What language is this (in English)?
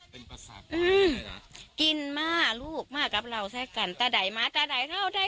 Thai